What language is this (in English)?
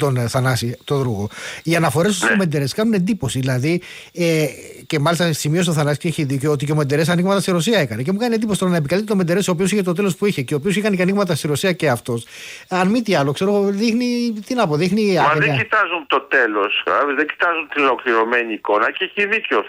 Greek